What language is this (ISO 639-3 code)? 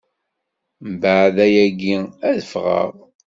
kab